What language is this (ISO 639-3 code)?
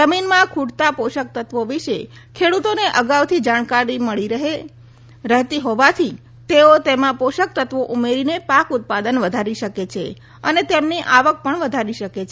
guj